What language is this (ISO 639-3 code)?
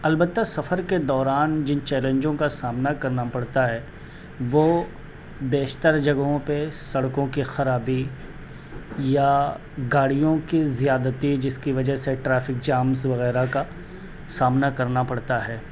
urd